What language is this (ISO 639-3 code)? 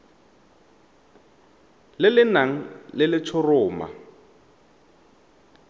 tsn